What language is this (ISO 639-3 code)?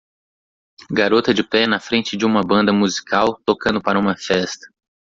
por